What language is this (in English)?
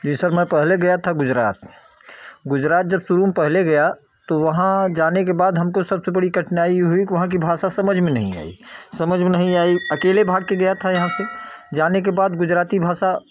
Hindi